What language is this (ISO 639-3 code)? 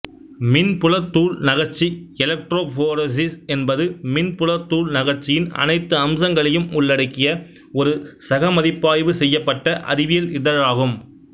tam